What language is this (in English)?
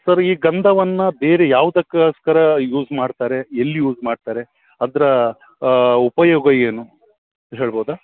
Kannada